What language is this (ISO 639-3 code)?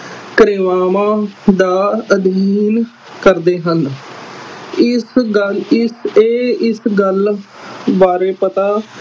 pan